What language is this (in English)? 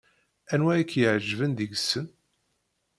Kabyle